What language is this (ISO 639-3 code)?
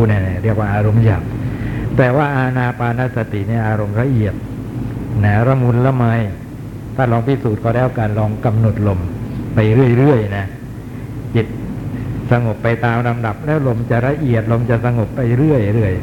tha